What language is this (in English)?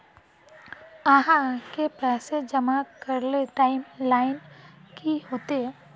Magahi